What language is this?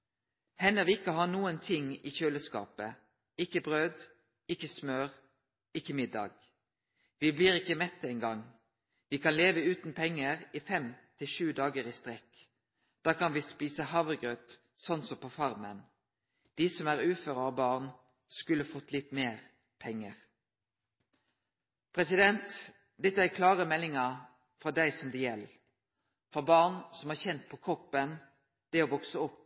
Norwegian Nynorsk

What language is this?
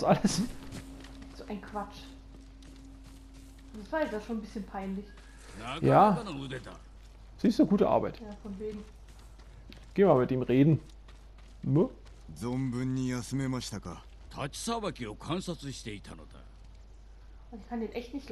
German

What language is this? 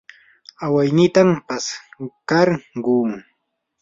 Yanahuanca Pasco Quechua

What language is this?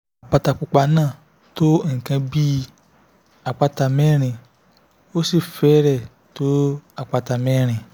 Yoruba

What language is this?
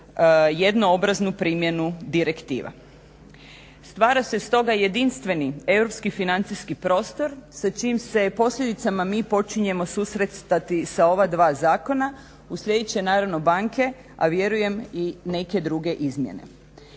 Croatian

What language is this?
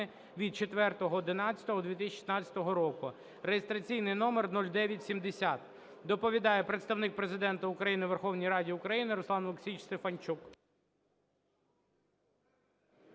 Ukrainian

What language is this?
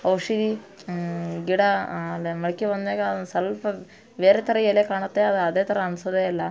Kannada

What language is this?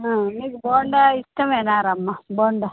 Telugu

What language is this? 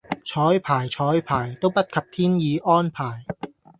Cantonese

